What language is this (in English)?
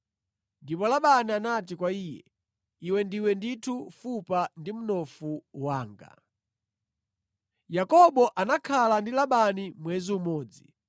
Nyanja